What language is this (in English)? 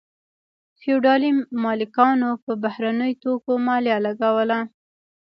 Pashto